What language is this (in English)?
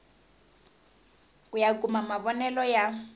Tsonga